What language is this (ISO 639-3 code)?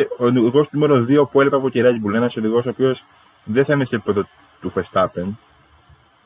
ell